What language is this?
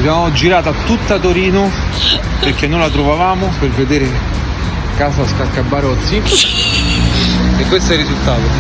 Italian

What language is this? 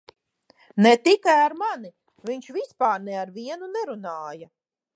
Latvian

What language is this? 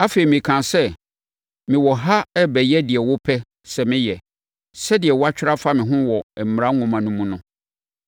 Akan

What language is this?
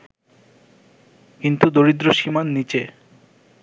Bangla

